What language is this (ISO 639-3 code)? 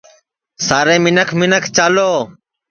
ssi